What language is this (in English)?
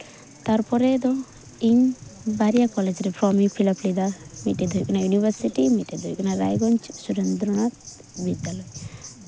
Santali